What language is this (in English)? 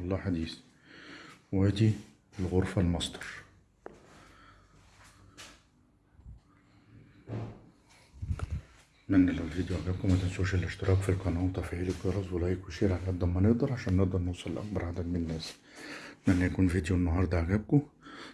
Arabic